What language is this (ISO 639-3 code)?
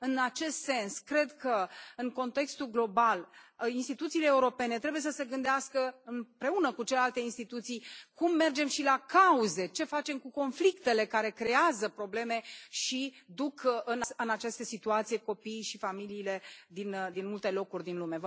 ron